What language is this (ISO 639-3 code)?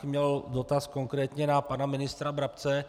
ces